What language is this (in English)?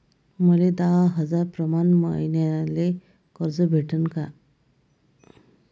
Marathi